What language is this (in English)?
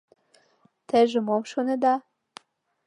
Mari